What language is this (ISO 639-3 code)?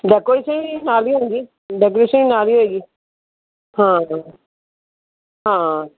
pan